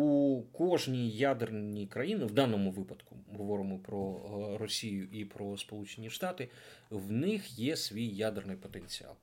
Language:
Ukrainian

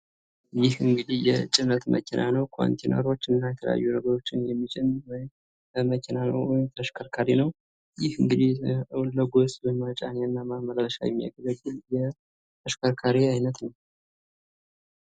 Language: Amharic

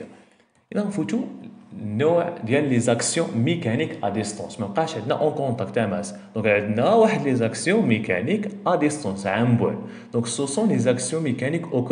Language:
Arabic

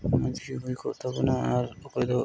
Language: Santali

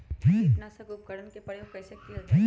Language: Magahi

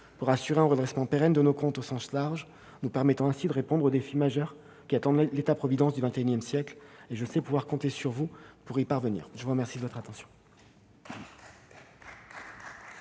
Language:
French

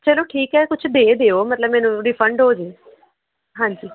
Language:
Punjabi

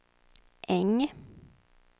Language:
Swedish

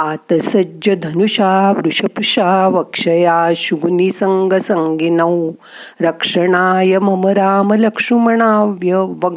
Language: Marathi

